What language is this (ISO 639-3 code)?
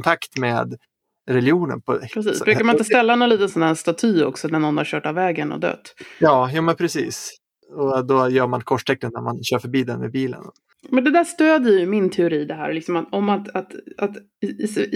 swe